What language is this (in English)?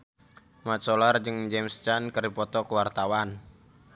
Sundanese